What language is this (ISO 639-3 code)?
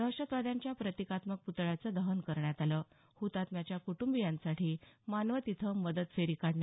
mar